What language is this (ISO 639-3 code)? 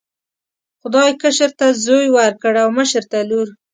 pus